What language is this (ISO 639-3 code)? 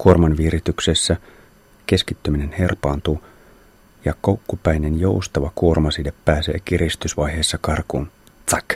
fin